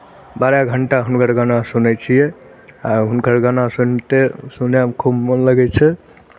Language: Maithili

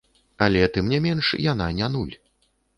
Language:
Belarusian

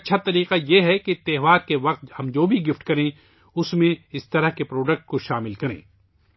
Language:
Urdu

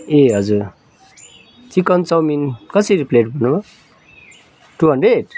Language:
Nepali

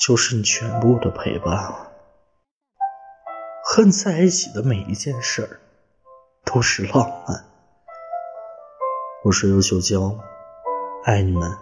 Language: Chinese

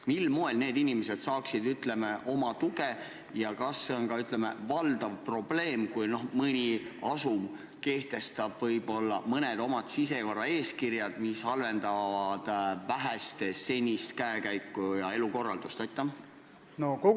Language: Estonian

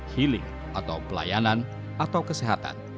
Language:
Indonesian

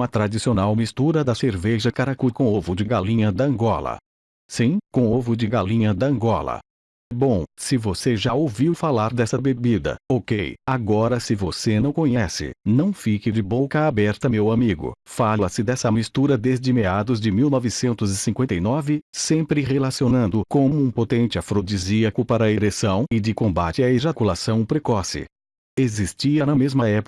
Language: Portuguese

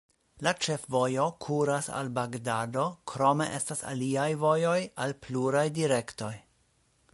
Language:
Esperanto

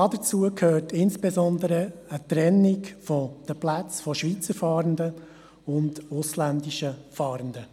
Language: Swiss German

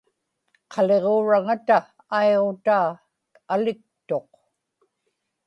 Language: Inupiaq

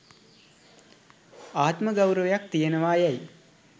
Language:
Sinhala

